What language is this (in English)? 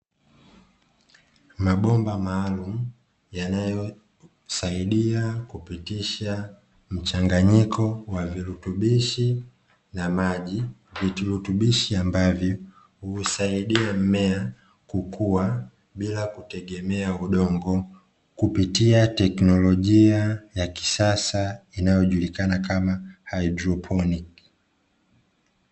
Swahili